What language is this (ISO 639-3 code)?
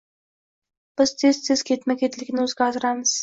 uzb